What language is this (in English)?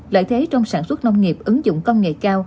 Vietnamese